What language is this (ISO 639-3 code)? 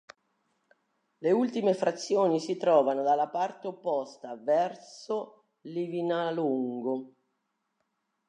ita